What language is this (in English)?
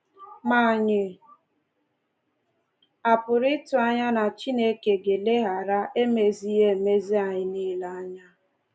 Igbo